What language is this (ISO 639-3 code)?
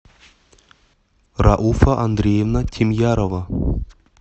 rus